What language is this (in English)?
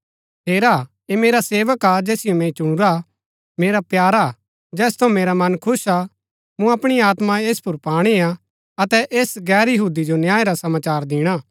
Gaddi